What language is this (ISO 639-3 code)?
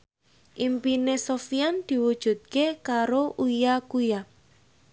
jav